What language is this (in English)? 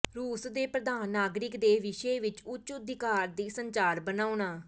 Punjabi